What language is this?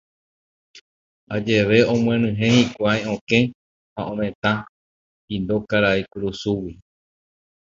Guarani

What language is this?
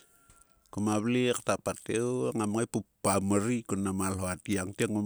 Sulka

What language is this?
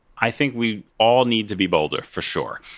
English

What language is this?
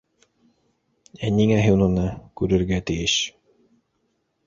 Bashkir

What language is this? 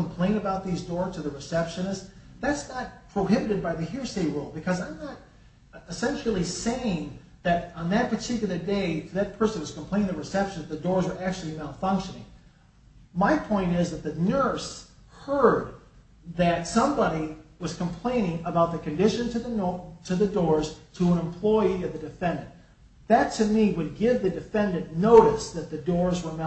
English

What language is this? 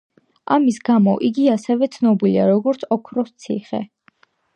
Georgian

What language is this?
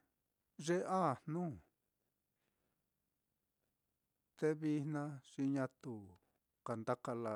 Mitlatongo Mixtec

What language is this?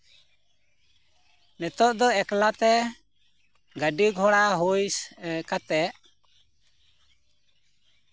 Santali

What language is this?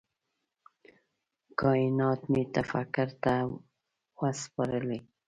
Pashto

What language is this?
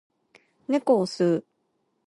Japanese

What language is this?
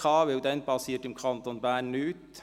Swiss German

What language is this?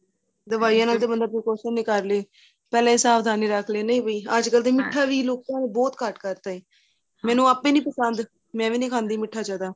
Punjabi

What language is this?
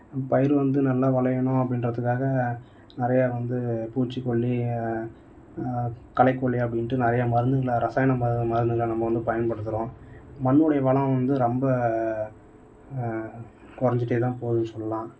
Tamil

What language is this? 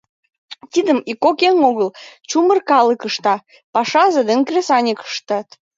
Mari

